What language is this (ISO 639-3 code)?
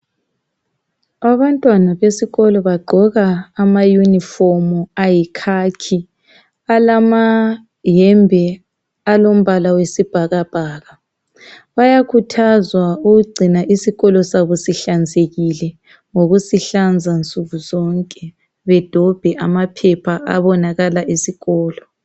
nde